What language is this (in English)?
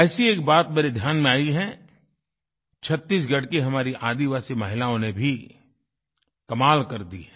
Hindi